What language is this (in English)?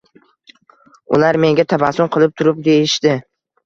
Uzbek